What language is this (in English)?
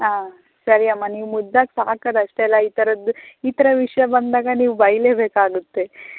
Kannada